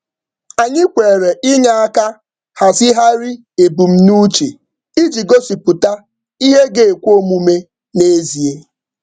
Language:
Igbo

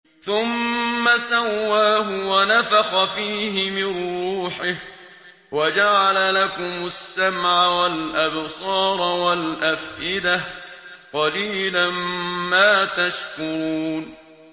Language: Arabic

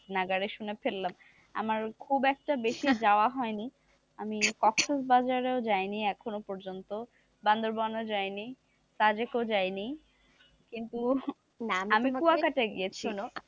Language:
Bangla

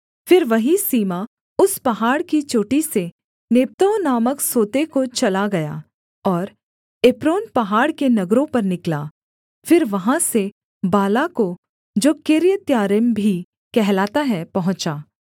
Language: Hindi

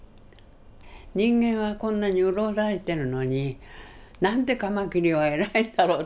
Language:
Japanese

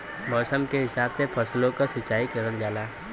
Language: Bhojpuri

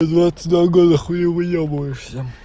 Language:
Russian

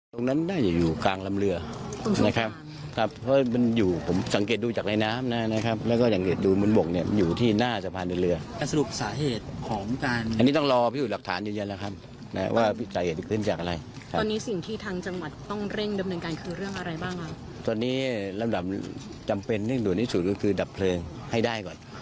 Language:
Thai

